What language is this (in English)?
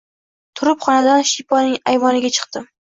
Uzbek